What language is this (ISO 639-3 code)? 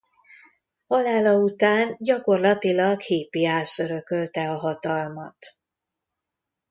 hun